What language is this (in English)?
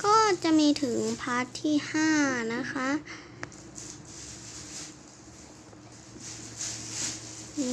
Thai